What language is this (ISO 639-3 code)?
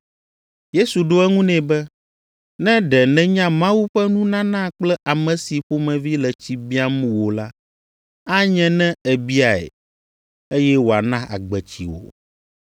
ewe